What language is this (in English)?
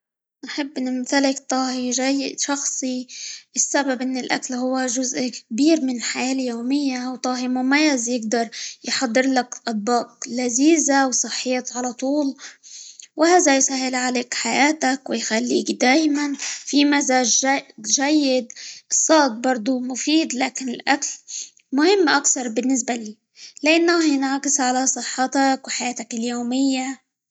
Libyan Arabic